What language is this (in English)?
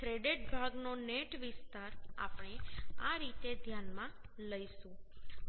Gujarati